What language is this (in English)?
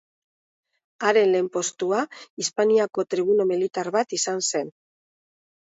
Basque